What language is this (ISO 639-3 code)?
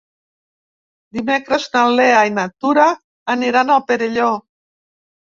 cat